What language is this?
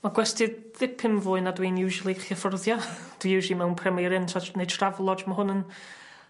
Welsh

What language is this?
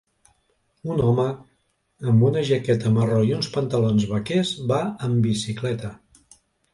Catalan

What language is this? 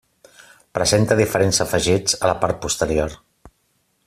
Catalan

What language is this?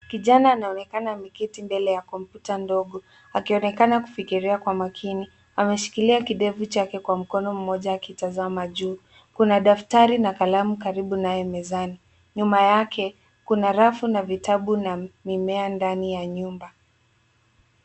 Swahili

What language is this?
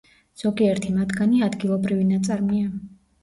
Georgian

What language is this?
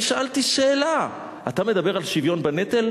Hebrew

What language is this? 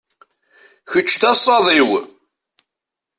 Kabyle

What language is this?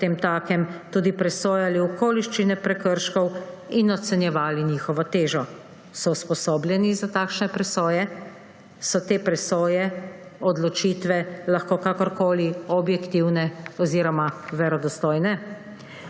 Slovenian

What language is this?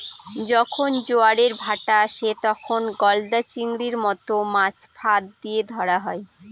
Bangla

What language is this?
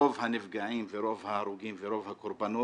Hebrew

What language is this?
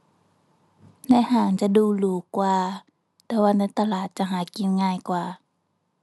Thai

